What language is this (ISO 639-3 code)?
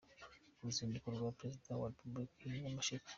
kin